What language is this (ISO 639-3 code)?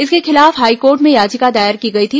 hin